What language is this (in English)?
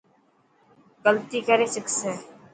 Dhatki